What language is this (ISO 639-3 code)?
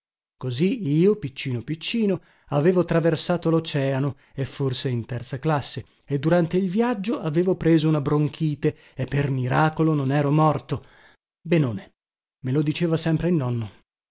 ita